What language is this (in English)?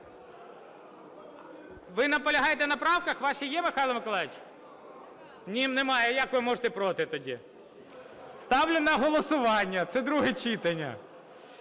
Ukrainian